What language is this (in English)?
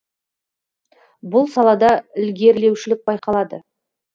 Kazakh